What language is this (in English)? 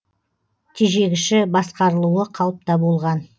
Kazakh